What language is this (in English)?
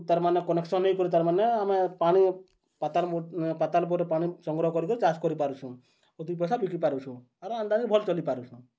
Odia